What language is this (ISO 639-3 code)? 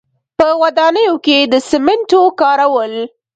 pus